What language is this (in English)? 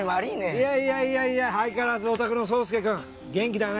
Japanese